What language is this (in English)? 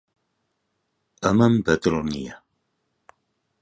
Central Kurdish